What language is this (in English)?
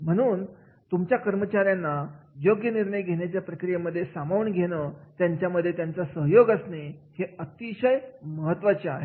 Marathi